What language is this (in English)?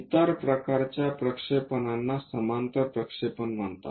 Marathi